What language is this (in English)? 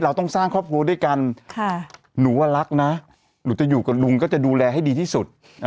Thai